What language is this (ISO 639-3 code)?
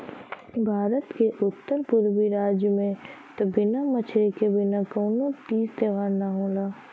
bho